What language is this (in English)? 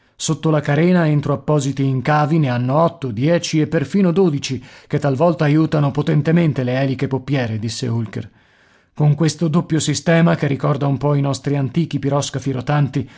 Italian